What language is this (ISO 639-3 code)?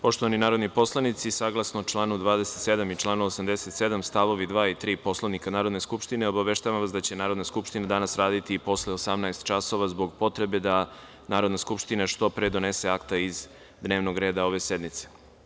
srp